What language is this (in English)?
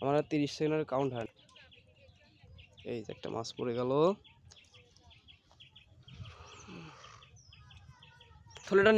Turkish